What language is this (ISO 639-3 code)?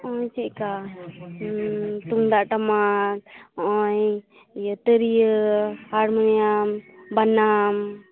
sat